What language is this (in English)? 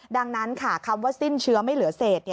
Thai